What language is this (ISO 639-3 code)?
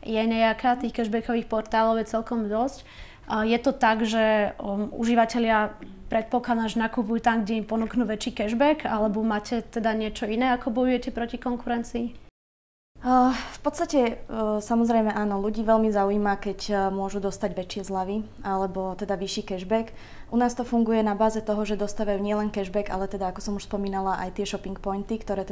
slk